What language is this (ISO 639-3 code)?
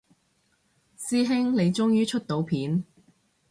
yue